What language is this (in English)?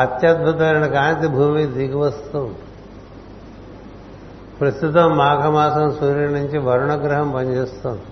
Telugu